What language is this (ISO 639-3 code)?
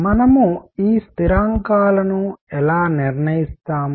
tel